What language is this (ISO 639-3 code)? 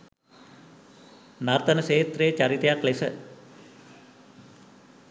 sin